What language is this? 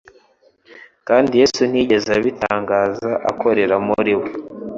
Kinyarwanda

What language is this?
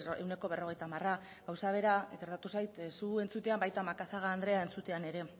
Basque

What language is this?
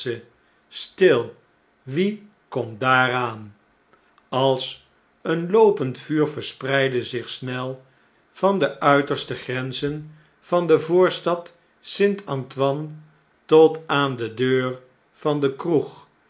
Dutch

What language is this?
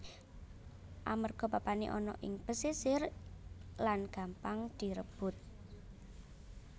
Javanese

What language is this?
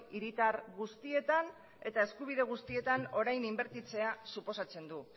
Basque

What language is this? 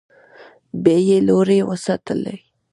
Pashto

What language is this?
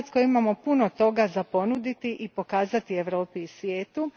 Croatian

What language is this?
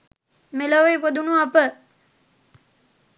Sinhala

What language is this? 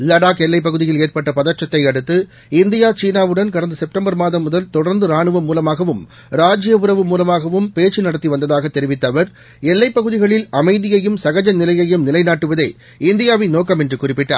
Tamil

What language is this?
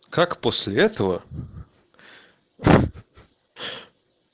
Russian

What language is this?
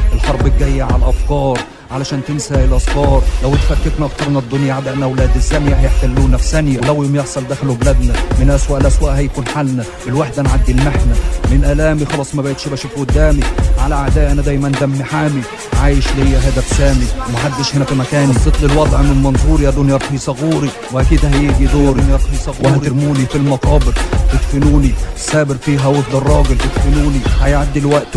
Arabic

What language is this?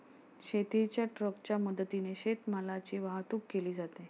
Marathi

